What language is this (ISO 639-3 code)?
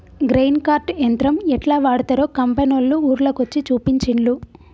tel